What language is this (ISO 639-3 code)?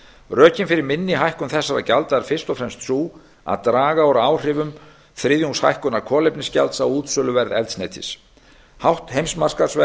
isl